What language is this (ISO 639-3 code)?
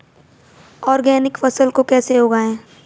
hin